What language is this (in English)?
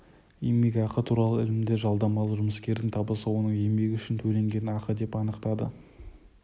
Kazakh